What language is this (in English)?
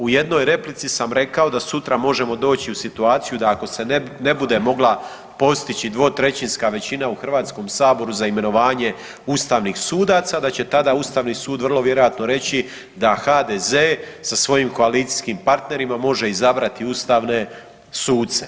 Croatian